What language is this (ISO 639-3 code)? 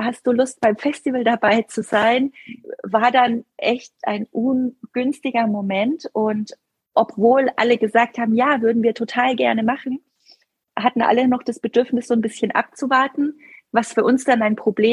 deu